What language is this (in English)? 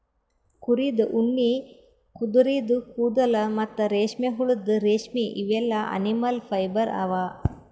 Kannada